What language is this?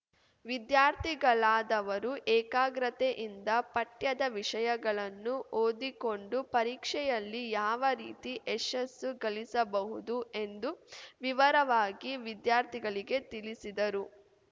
Kannada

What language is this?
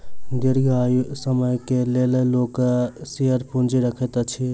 Maithili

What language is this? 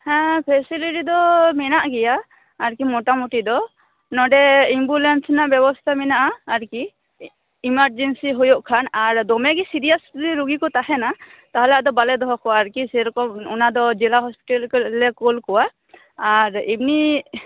Santali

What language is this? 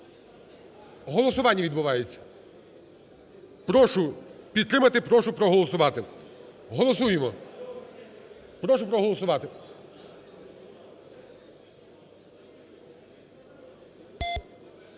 Ukrainian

